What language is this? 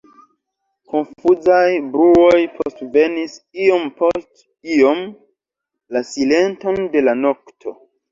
Esperanto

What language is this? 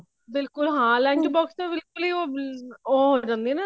Punjabi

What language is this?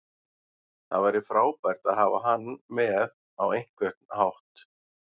Icelandic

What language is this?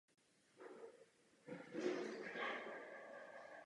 Czech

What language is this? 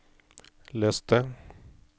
Norwegian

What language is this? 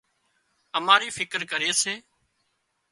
Wadiyara Koli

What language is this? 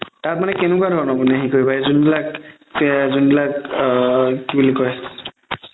Assamese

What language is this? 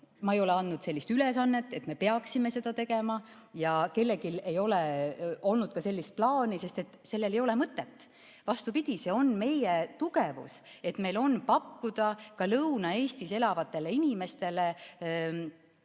Estonian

